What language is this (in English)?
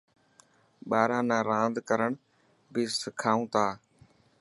Dhatki